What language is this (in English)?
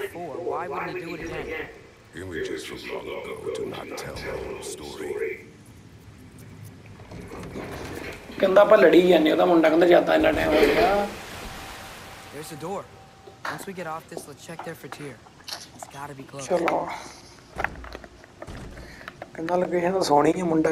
Punjabi